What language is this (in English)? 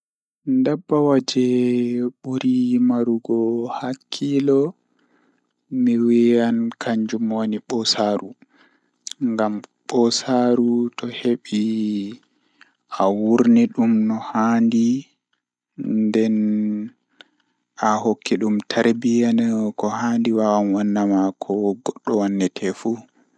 Fula